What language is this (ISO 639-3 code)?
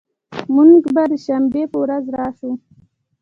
pus